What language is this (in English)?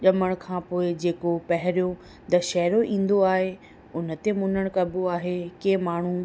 Sindhi